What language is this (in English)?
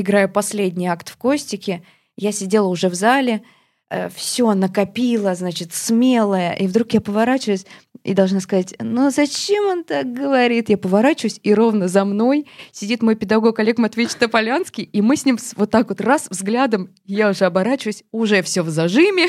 Russian